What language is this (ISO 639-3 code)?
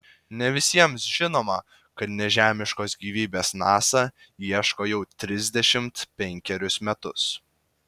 lit